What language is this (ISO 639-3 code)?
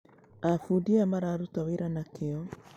kik